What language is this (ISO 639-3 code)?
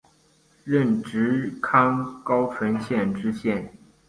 zho